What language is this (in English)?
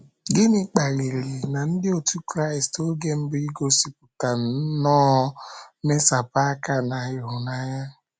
Igbo